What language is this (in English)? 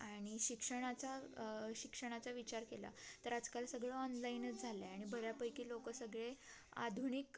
Marathi